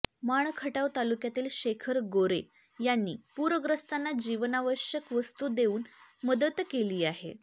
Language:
Marathi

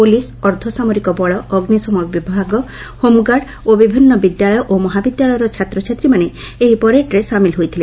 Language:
Odia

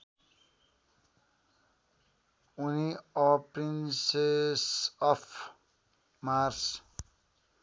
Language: Nepali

